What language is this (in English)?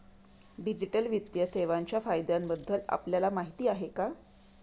Marathi